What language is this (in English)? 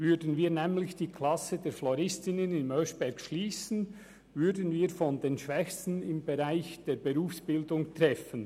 Swiss German